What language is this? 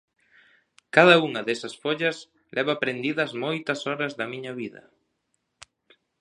Galician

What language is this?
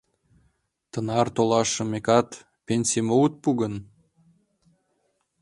Mari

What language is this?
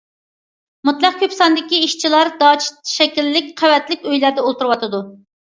Uyghur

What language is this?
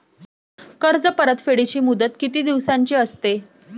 Marathi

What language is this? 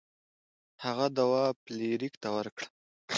Pashto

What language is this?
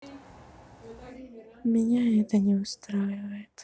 Russian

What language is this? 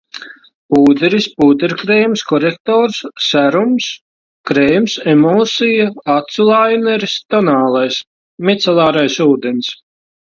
Latvian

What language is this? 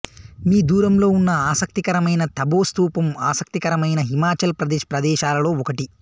Telugu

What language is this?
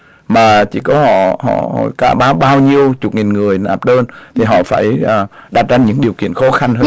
Vietnamese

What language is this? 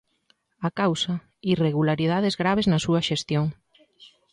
Galician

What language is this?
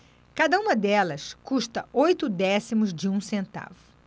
Portuguese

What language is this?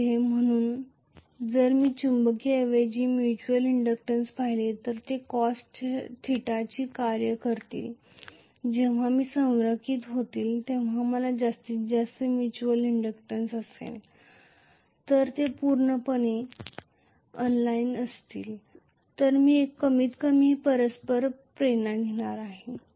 Marathi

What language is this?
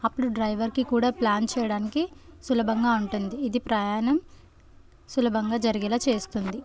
Telugu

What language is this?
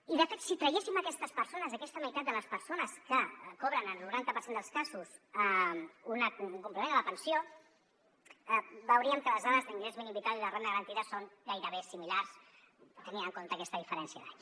Catalan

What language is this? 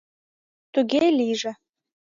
Mari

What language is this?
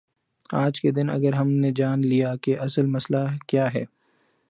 Urdu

